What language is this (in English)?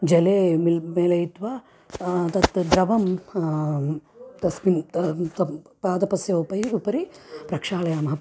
Sanskrit